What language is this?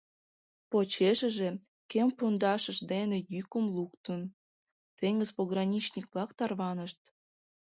Mari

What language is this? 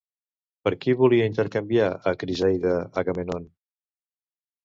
Catalan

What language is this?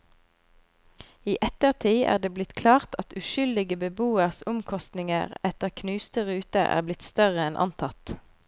Norwegian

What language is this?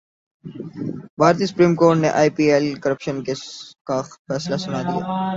Urdu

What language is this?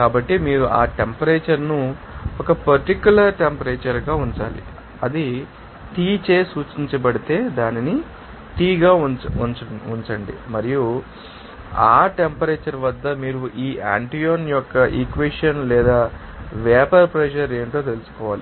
Telugu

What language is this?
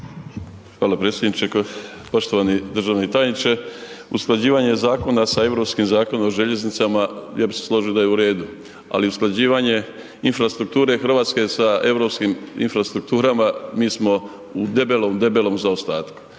Croatian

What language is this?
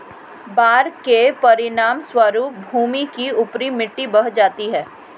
Hindi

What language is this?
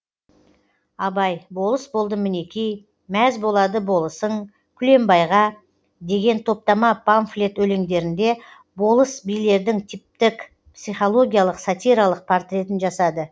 Kazakh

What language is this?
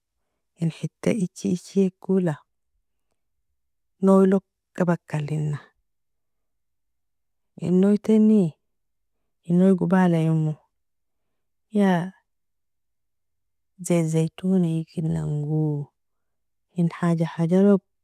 Nobiin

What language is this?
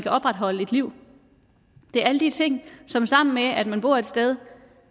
Danish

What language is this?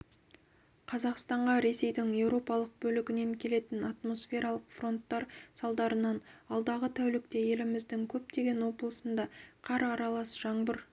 Kazakh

